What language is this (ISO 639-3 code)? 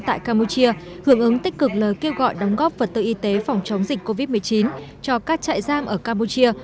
vie